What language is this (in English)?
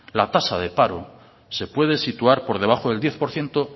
Spanish